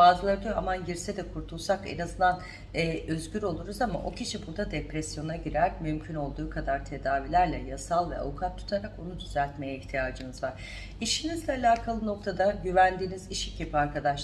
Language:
Turkish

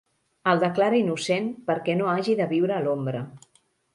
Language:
Catalan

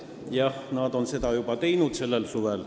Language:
Estonian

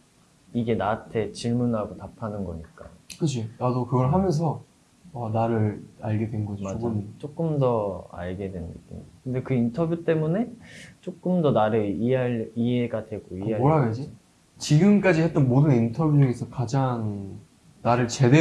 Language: Korean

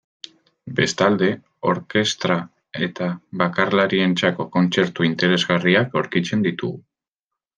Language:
Basque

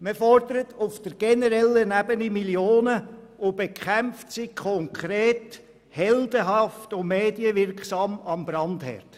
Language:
Swiss German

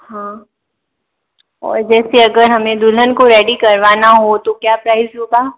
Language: Hindi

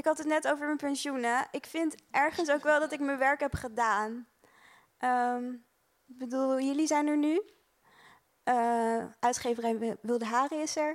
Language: Dutch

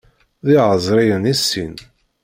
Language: Kabyle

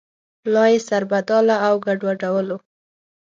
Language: Pashto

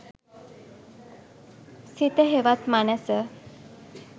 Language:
Sinhala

